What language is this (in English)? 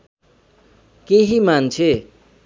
Nepali